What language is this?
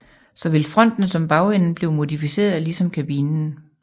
Danish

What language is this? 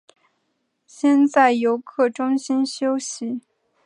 Chinese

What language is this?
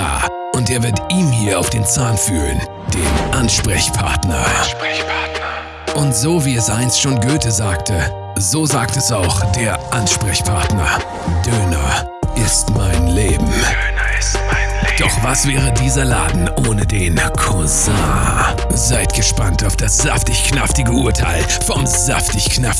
German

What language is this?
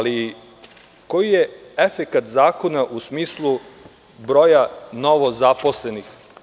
Serbian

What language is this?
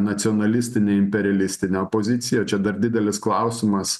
Lithuanian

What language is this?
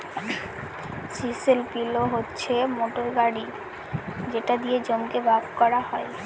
Bangla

